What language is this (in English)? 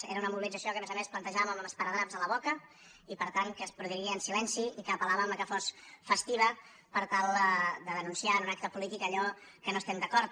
Catalan